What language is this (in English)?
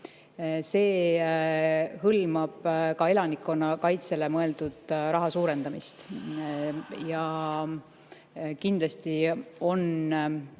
Estonian